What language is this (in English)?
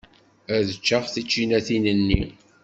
Kabyle